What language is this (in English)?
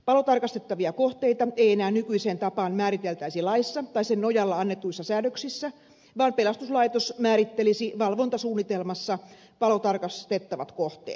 Finnish